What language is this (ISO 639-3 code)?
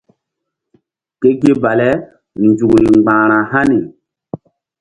mdd